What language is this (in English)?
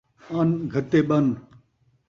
Saraiki